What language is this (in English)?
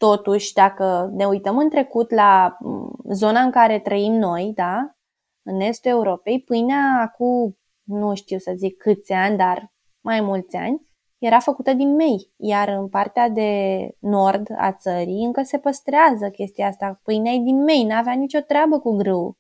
Romanian